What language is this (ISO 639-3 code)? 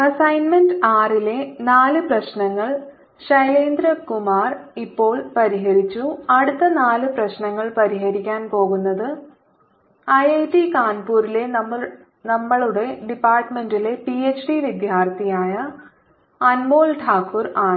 mal